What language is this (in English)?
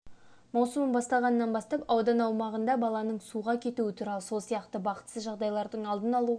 Kazakh